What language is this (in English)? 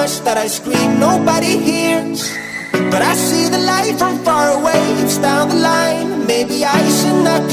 English